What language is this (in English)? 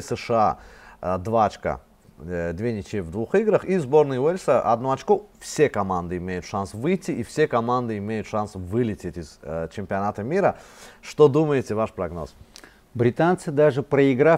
Russian